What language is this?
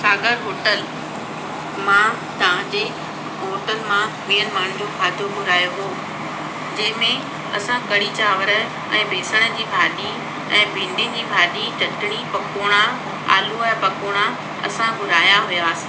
Sindhi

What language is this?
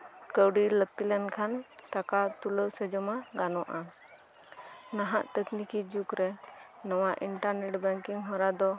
Santali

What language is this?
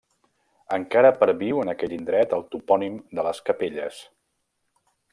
Catalan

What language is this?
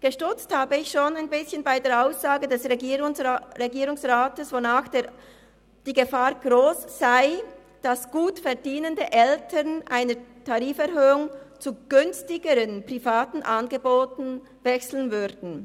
Swiss German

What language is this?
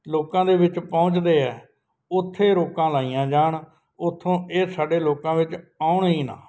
Punjabi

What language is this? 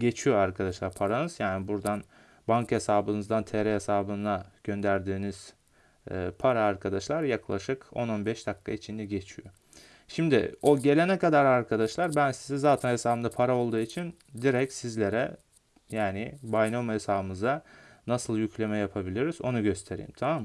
Turkish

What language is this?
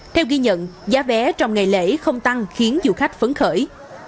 Vietnamese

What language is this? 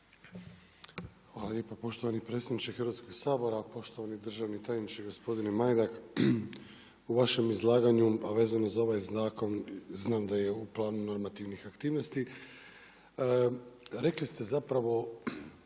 Croatian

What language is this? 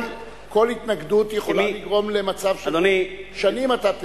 Hebrew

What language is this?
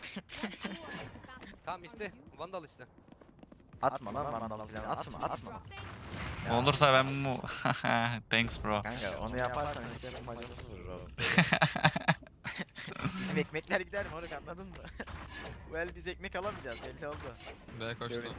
Turkish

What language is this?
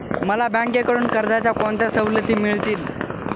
Marathi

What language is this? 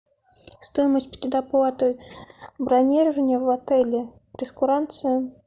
Russian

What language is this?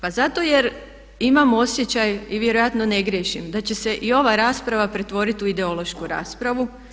Croatian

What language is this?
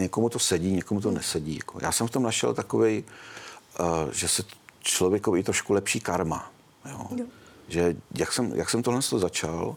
Czech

